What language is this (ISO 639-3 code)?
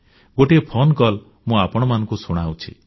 ori